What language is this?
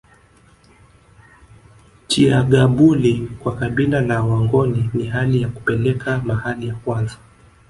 Swahili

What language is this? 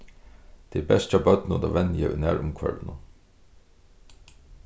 Faroese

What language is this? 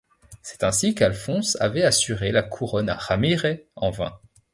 French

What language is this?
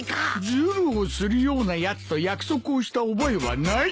Japanese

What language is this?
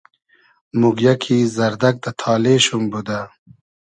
Hazaragi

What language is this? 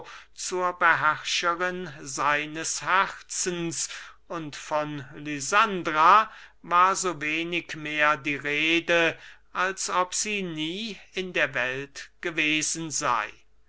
German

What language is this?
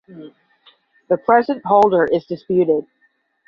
English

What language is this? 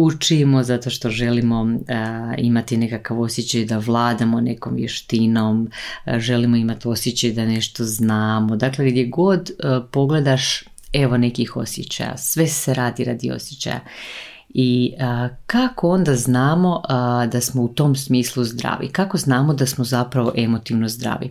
Croatian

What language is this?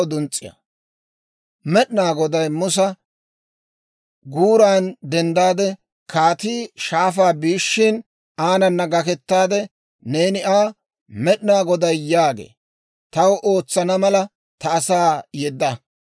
Dawro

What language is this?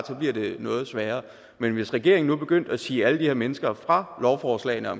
Danish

